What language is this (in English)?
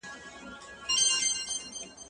Pashto